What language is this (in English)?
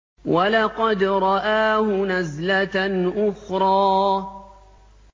Arabic